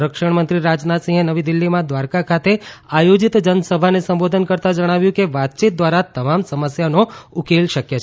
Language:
Gujarati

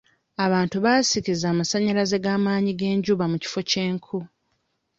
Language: Ganda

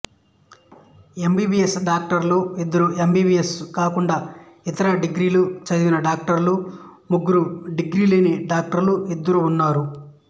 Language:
Telugu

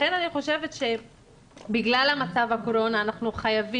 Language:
Hebrew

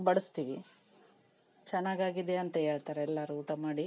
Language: Kannada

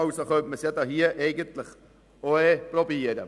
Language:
Swiss German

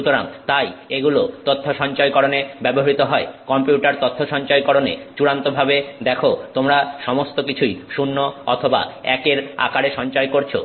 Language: Bangla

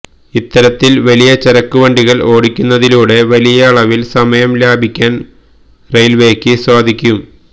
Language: Malayalam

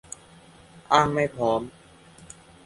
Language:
Thai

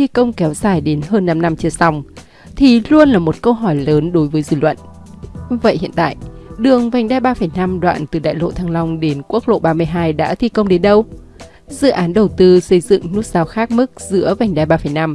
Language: Vietnamese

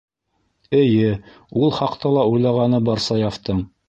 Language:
Bashkir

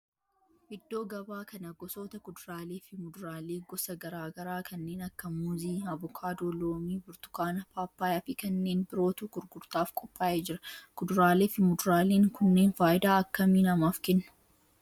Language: Oromo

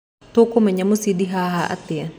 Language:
Kikuyu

